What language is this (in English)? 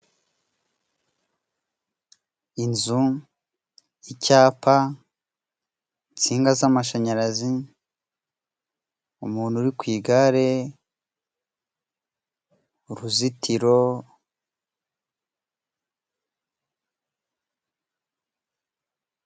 Kinyarwanda